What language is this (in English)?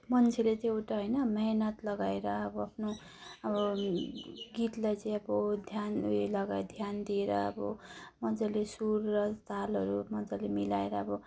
Nepali